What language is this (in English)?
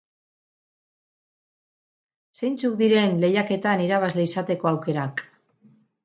Basque